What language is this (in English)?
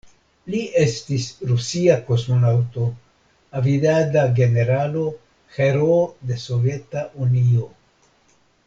Esperanto